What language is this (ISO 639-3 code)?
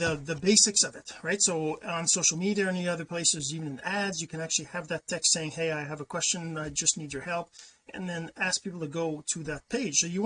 eng